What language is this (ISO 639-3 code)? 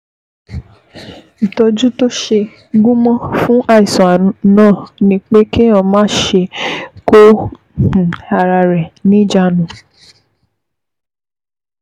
yor